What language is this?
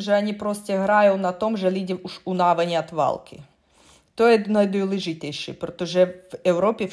Czech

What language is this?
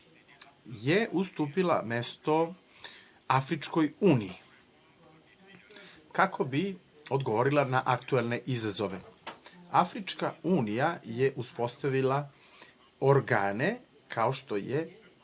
Serbian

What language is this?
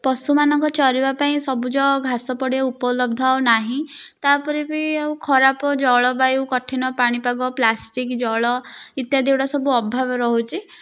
Odia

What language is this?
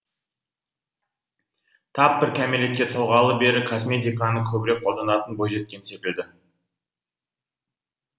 Kazakh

